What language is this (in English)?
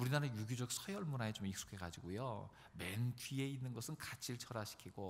Korean